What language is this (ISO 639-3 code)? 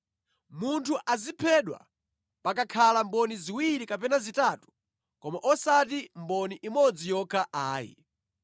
nya